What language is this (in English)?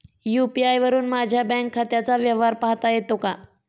Marathi